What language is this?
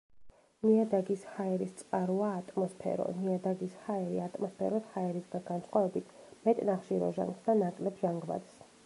Georgian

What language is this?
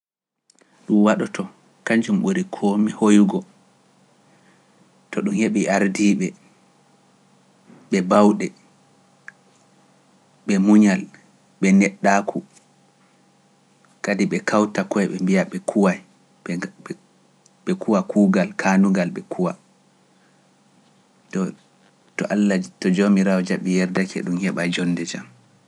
Pular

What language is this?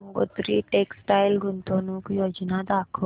Marathi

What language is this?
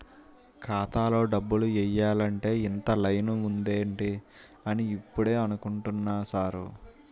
Telugu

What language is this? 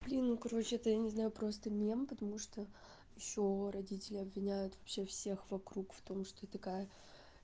Russian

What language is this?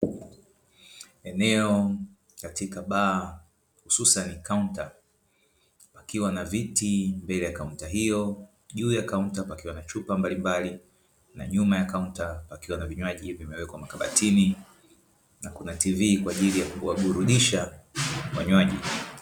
Swahili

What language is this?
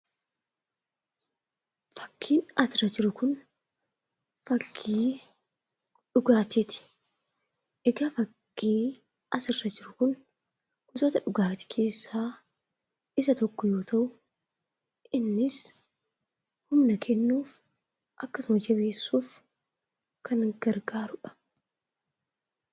Oromo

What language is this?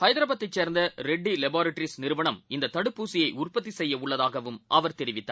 Tamil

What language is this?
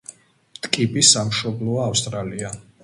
Georgian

